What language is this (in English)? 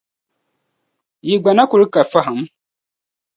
Dagbani